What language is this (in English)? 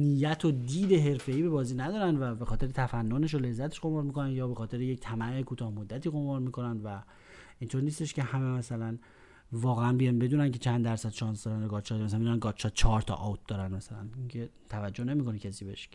Persian